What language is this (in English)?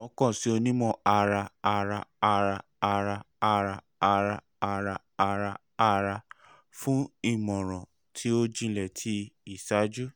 Yoruba